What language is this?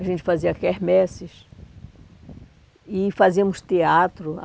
Portuguese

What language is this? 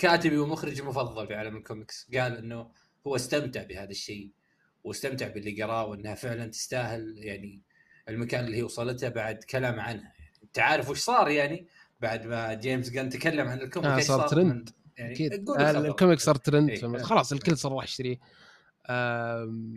Arabic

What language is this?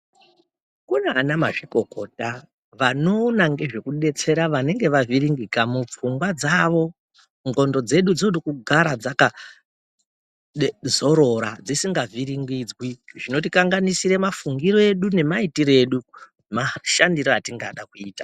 Ndau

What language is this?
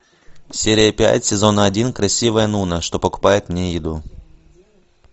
Russian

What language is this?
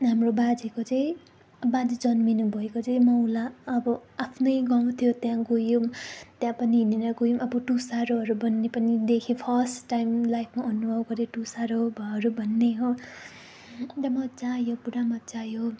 Nepali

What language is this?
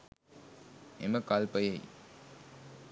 Sinhala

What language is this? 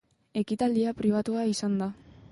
Basque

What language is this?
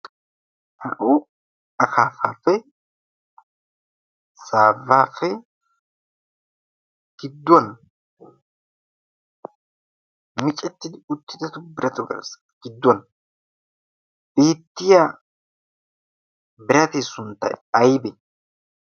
Wolaytta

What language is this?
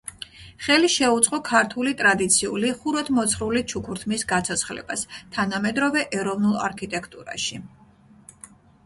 Georgian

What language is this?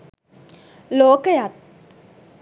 Sinhala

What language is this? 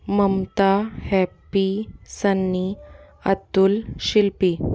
Hindi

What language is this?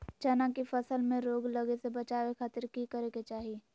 Magahi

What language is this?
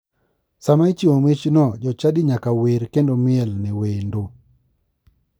Luo (Kenya and Tanzania)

